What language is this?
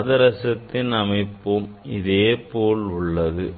Tamil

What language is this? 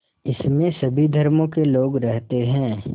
Hindi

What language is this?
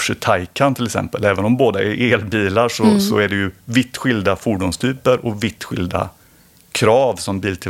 Swedish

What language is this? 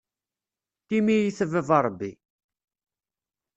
Kabyle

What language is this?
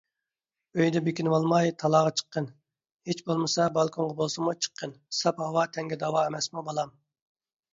Uyghur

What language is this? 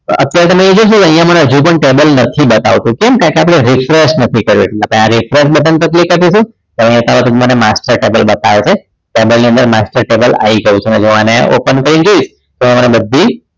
Gujarati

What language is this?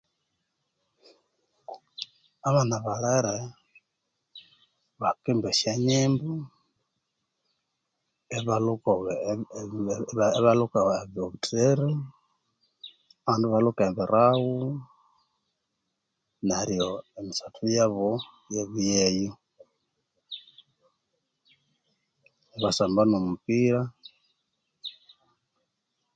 Konzo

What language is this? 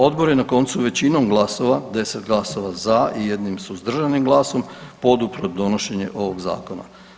Croatian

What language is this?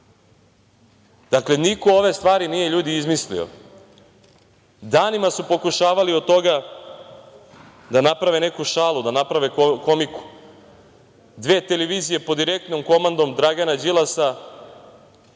Serbian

